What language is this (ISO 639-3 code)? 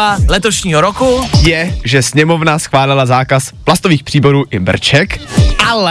ces